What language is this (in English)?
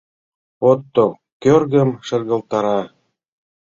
Mari